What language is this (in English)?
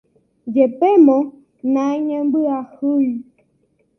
Guarani